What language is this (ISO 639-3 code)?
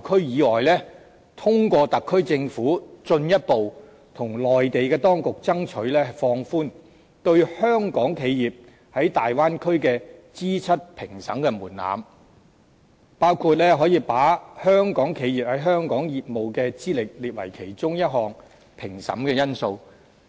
yue